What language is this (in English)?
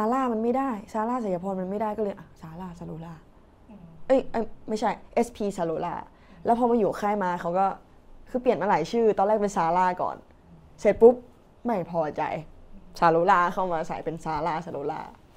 Thai